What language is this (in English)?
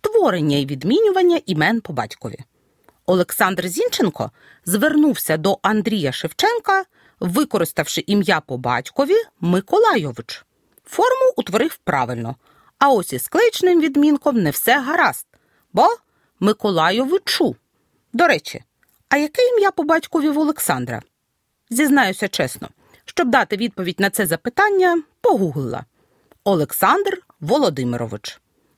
Ukrainian